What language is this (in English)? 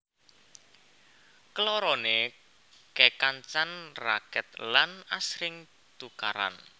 Javanese